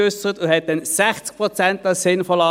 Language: Swiss German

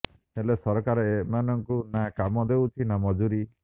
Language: Odia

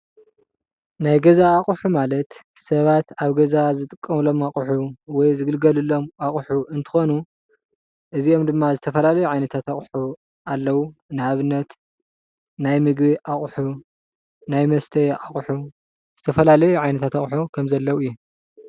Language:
Tigrinya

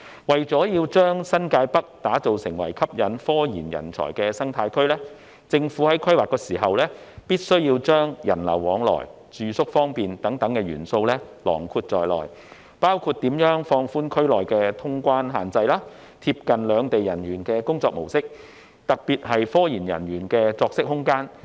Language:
Cantonese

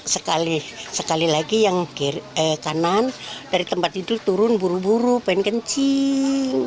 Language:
Indonesian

